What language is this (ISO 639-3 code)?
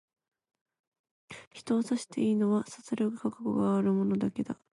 jpn